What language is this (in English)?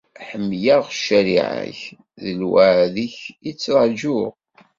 Kabyle